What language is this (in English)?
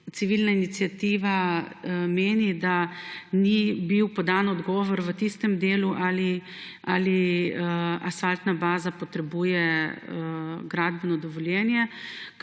Slovenian